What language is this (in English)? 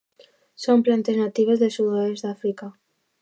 Catalan